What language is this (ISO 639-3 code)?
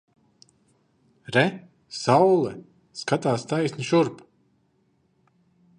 lav